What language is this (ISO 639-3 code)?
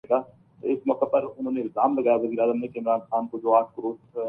urd